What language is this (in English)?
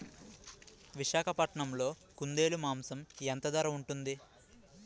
Telugu